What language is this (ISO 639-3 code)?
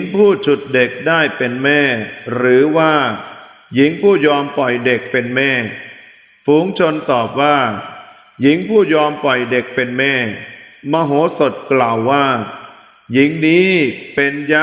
tha